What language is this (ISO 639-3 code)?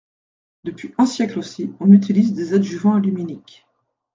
fra